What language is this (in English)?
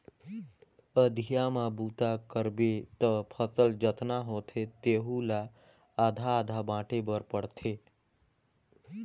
Chhattisgarhi